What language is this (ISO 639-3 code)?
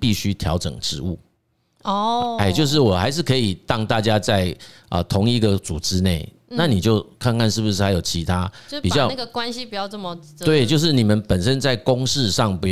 zho